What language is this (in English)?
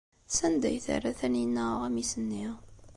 Kabyle